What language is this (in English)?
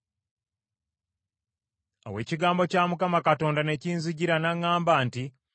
Ganda